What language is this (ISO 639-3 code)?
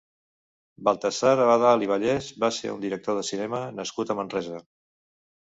cat